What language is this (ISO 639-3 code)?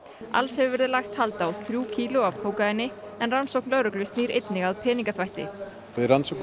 isl